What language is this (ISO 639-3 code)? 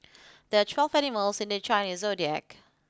eng